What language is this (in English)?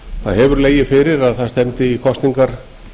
Icelandic